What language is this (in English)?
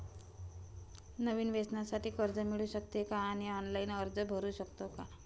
Marathi